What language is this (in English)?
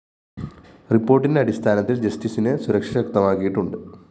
Malayalam